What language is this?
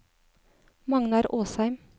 Norwegian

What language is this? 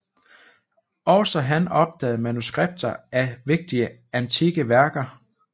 Danish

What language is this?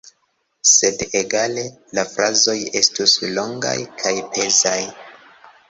Esperanto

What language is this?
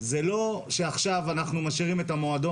Hebrew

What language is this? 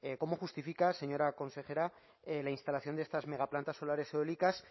Spanish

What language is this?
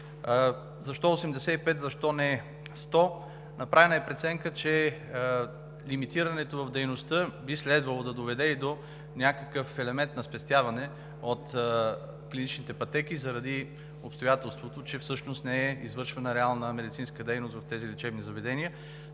Bulgarian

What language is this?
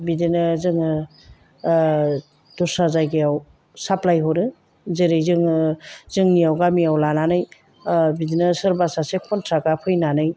Bodo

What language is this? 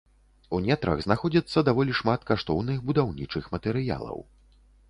Belarusian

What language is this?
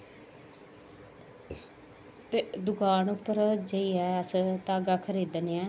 Dogri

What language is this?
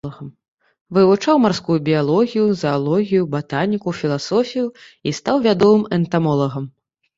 Belarusian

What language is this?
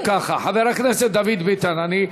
Hebrew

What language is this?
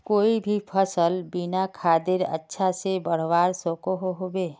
Magahi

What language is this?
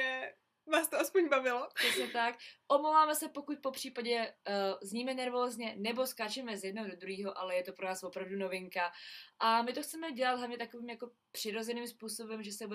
Czech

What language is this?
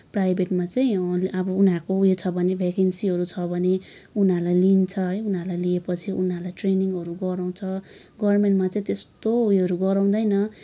Nepali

